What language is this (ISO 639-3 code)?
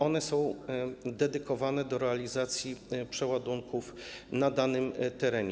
pol